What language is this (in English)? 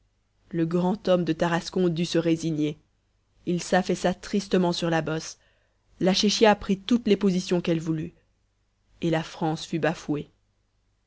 French